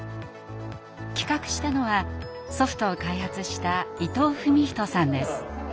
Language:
Japanese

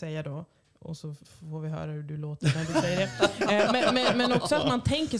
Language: Swedish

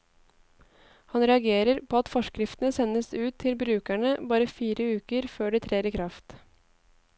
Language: Norwegian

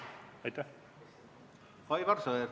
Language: Estonian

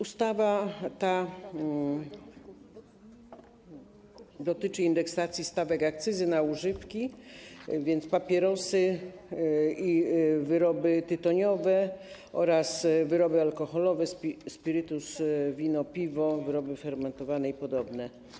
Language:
Polish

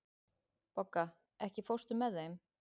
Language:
Icelandic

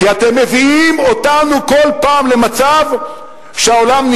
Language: Hebrew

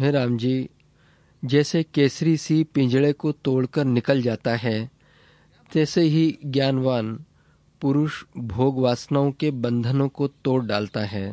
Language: Hindi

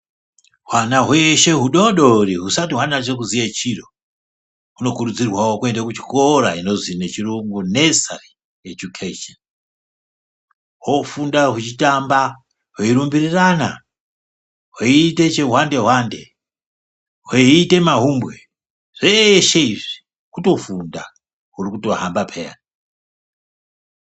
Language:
Ndau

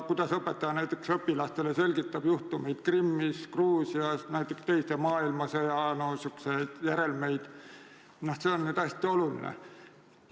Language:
Estonian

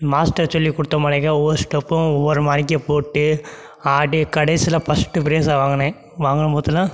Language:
Tamil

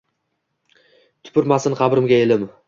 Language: Uzbek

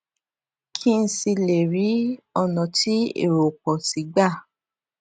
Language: Yoruba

